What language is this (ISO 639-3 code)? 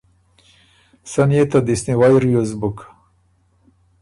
oru